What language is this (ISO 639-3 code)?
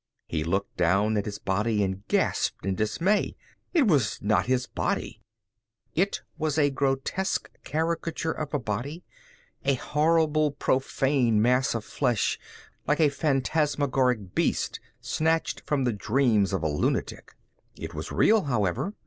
eng